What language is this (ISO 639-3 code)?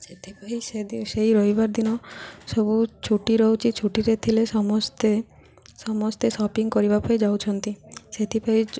ori